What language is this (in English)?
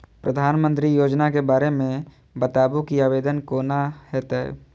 Maithili